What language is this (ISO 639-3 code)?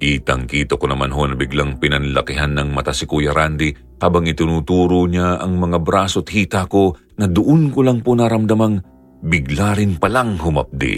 fil